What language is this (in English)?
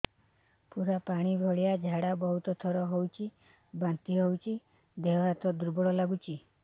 Odia